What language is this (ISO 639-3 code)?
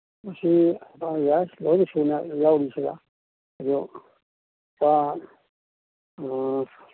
mni